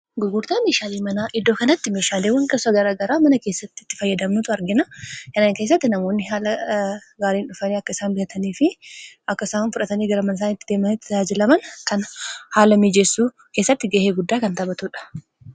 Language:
Oromo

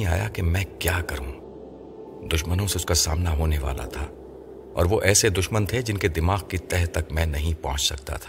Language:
Urdu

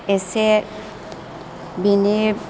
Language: Bodo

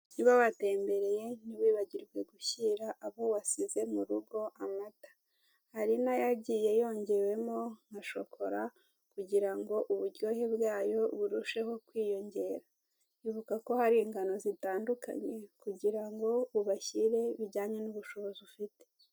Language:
Kinyarwanda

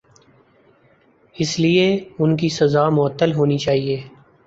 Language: Urdu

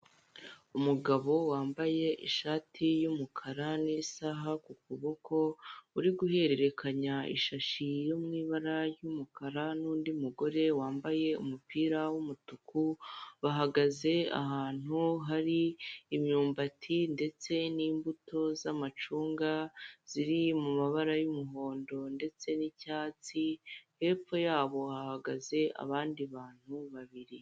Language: Kinyarwanda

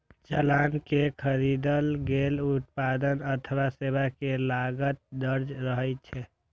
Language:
Maithili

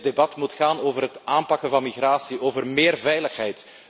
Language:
Dutch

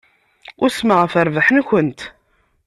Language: Kabyle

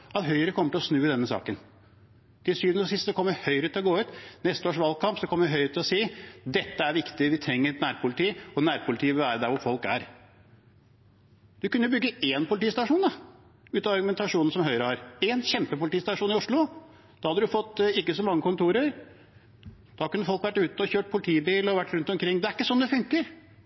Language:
Norwegian Bokmål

